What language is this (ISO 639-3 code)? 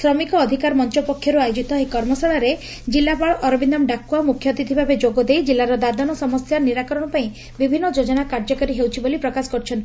ori